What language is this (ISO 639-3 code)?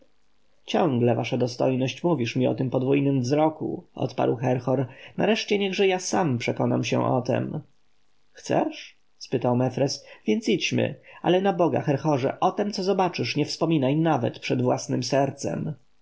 pol